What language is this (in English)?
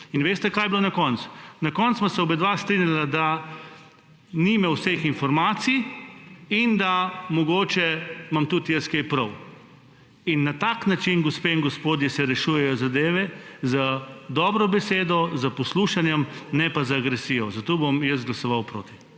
Slovenian